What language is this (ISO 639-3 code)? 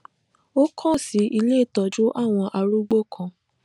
yor